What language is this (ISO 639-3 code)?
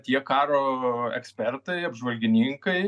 lit